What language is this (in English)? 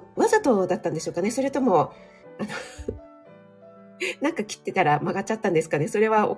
Japanese